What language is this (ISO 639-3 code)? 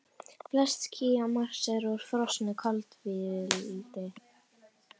isl